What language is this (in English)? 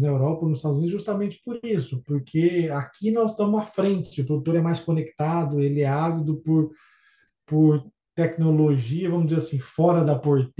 Portuguese